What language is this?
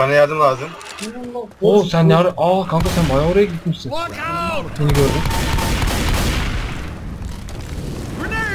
Turkish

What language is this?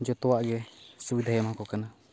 Santali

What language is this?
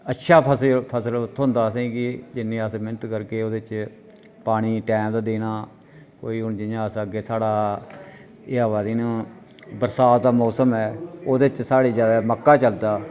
Dogri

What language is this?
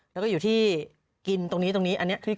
Thai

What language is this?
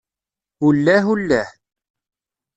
Kabyle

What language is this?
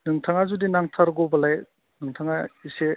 Bodo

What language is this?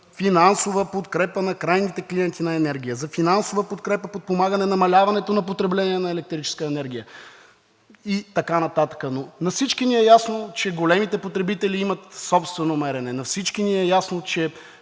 Bulgarian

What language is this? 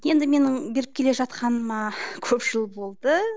Kazakh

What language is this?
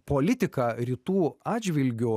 Lithuanian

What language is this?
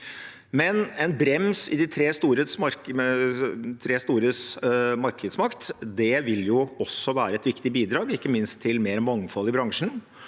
Norwegian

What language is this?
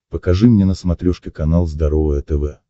Russian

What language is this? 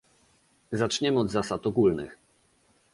Polish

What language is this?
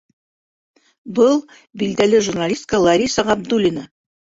Bashkir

